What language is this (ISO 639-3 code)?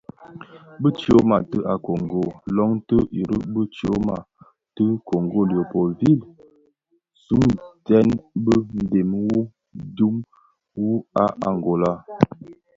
ksf